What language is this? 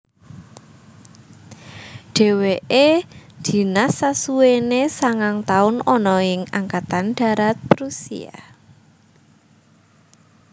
Javanese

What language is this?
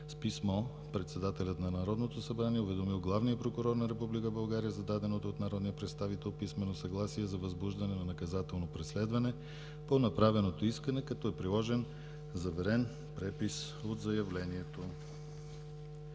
Bulgarian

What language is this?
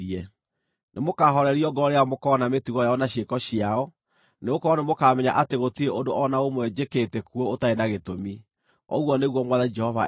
Kikuyu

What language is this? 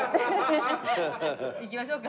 Japanese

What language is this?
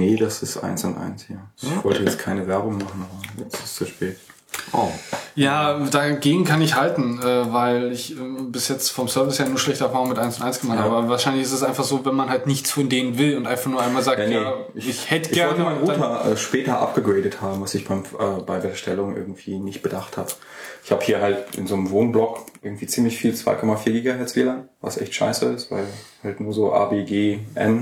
German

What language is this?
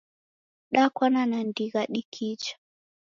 Taita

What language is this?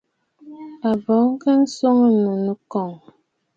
Bafut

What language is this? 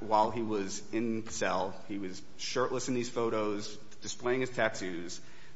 English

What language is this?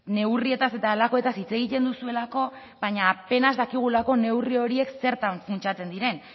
Basque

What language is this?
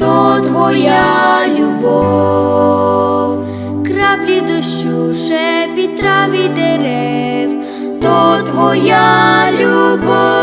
Ukrainian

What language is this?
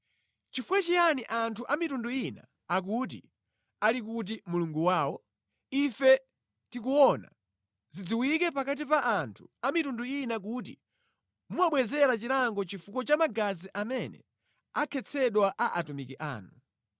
Nyanja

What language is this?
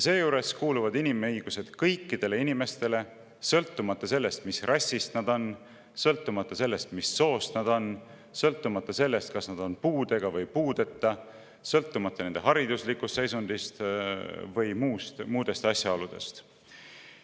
Estonian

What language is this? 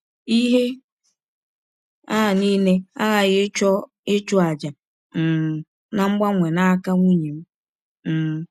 Igbo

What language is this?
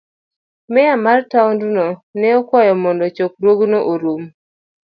Luo (Kenya and Tanzania)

